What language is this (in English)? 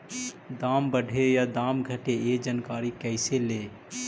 Magahi